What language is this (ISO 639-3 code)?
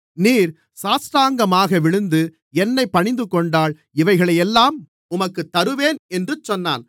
tam